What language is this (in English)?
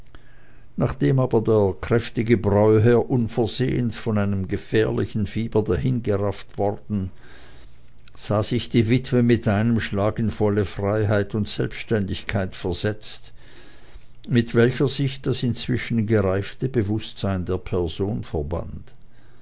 German